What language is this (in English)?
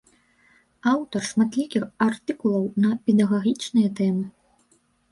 Belarusian